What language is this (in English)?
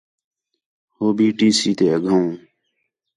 Khetrani